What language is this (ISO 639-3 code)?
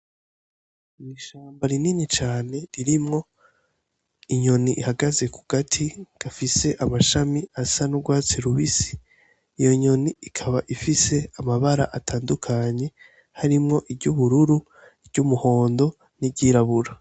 run